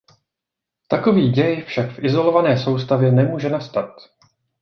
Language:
Czech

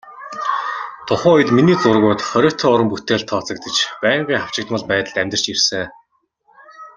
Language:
Mongolian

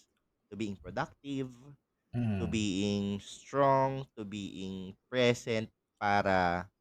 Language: Filipino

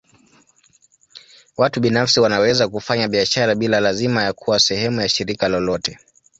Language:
Swahili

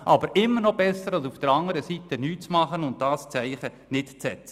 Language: Swiss German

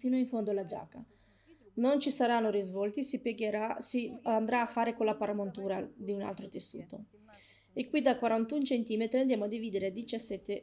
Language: Italian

